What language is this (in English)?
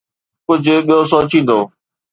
Sindhi